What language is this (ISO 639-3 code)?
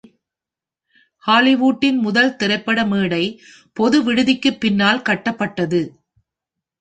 tam